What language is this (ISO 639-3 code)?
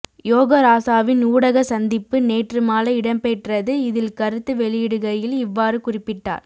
tam